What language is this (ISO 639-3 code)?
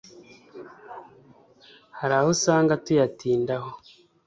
kin